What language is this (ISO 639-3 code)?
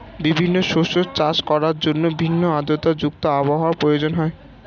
ben